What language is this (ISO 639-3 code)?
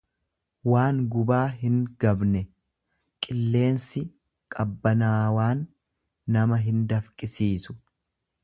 orm